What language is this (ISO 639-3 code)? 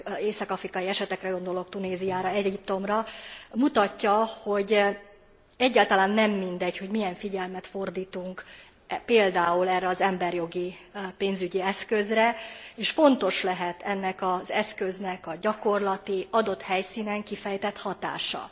hun